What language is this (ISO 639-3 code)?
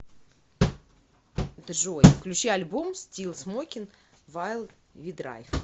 rus